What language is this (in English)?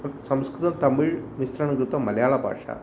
Sanskrit